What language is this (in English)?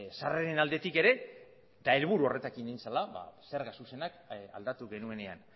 Basque